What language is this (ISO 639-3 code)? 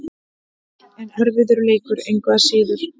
isl